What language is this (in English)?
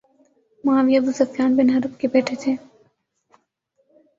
Urdu